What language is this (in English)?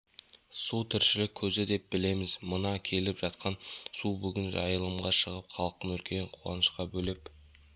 Kazakh